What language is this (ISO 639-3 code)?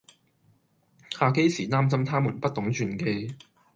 yue